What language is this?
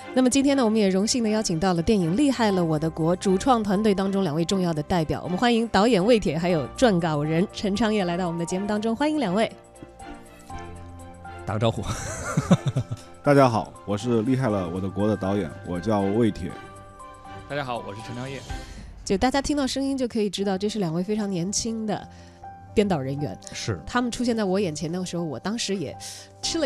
Chinese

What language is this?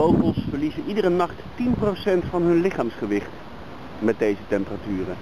Dutch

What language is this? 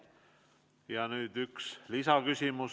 Estonian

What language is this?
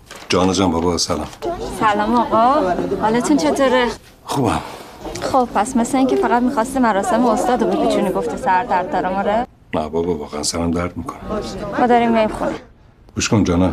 Persian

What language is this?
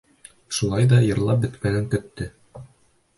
Bashkir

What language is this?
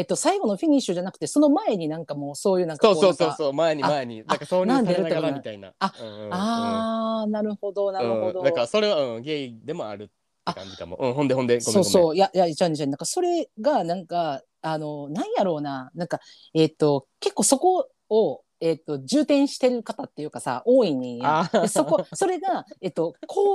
Japanese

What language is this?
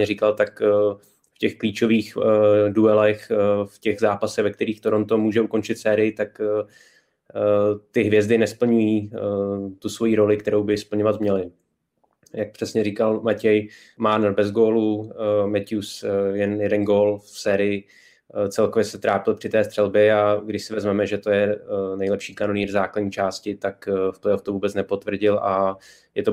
Czech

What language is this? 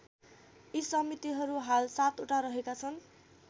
Nepali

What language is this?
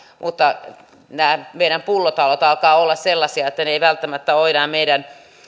Finnish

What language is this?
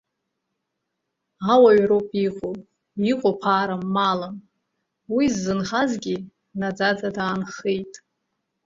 Abkhazian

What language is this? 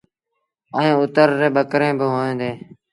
Sindhi Bhil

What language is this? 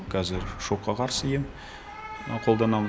Kazakh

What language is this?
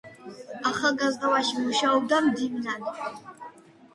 Georgian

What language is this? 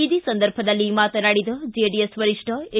Kannada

